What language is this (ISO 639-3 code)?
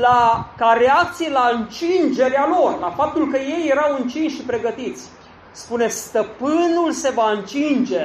ron